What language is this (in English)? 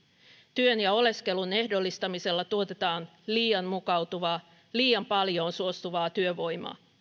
Finnish